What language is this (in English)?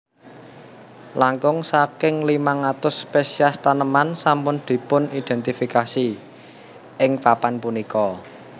Javanese